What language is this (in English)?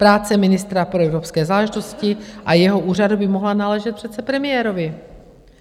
Czech